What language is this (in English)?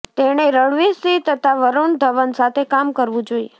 Gujarati